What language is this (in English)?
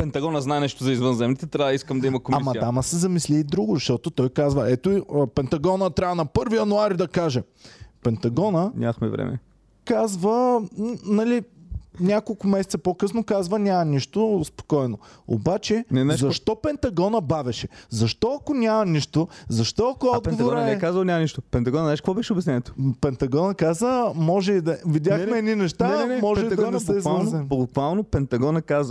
Bulgarian